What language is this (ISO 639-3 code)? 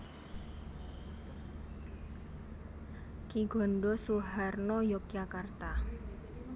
jav